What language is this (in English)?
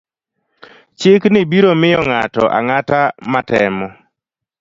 Luo (Kenya and Tanzania)